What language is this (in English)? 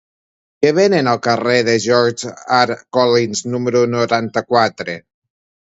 Catalan